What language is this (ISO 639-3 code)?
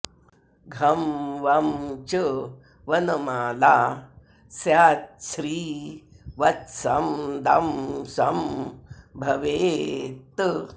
san